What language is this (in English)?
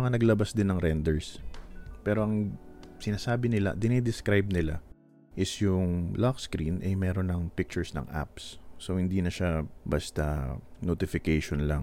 Filipino